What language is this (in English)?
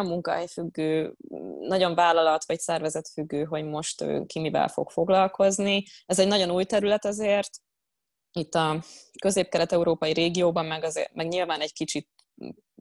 Hungarian